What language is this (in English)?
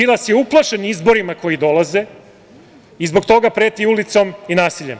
Serbian